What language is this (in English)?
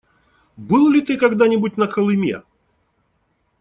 Russian